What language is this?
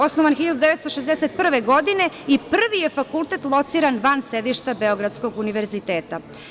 Serbian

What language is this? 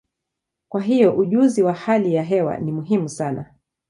Swahili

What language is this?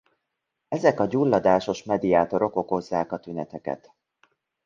Hungarian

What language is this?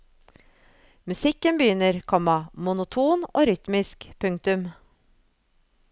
Norwegian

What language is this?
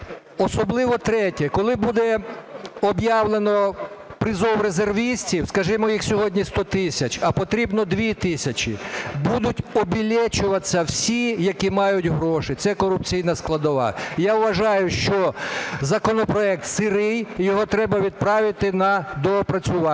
Ukrainian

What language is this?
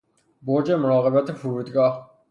Persian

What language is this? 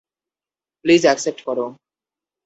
Bangla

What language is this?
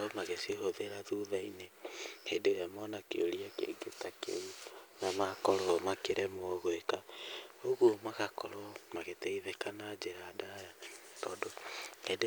Kikuyu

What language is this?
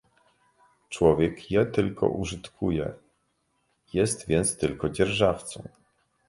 Polish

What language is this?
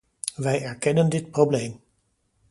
Dutch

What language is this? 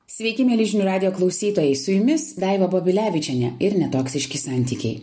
Lithuanian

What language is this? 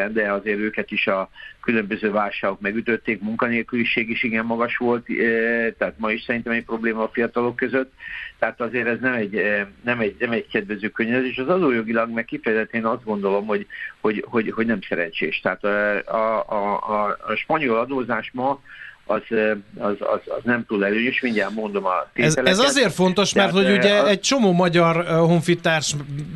Hungarian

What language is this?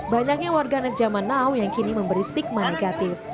Indonesian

